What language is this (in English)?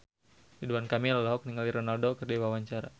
Sundanese